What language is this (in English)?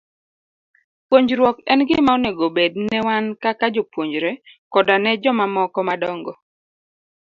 Luo (Kenya and Tanzania)